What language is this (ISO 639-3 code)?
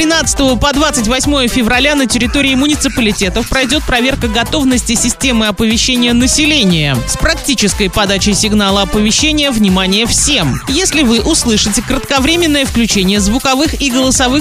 rus